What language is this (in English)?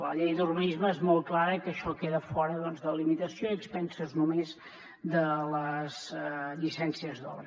Catalan